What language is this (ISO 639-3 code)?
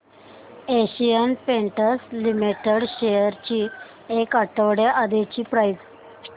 mar